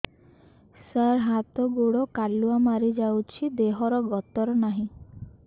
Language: Odia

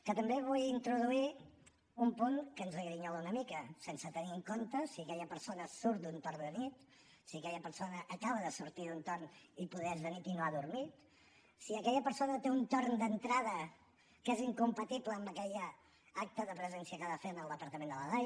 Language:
Catalan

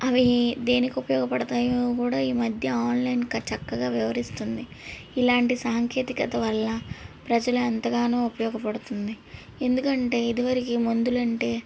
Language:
Telugu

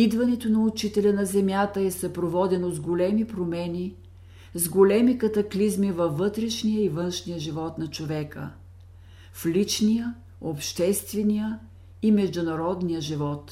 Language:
Bulgarian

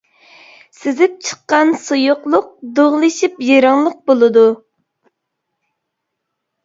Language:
Uyghur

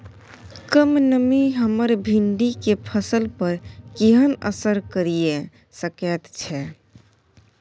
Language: Maithili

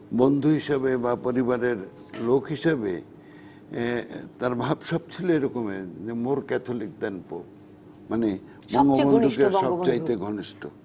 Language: Bangla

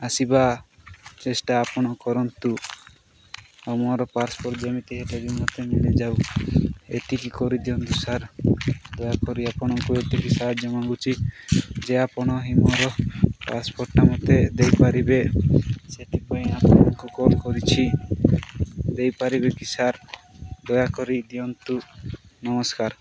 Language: Odia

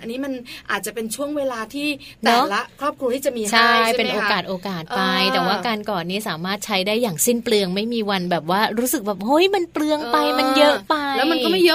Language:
Thai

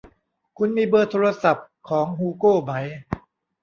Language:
Thai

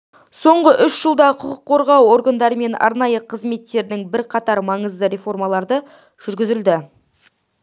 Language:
Kazakh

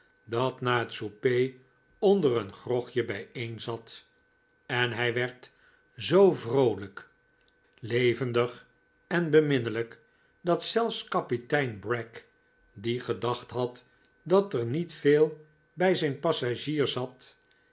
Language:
Dutch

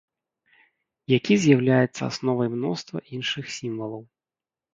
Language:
Belarusian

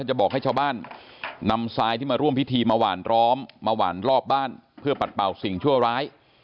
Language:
Thai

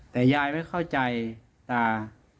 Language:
Thai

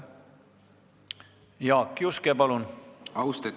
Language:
Estonian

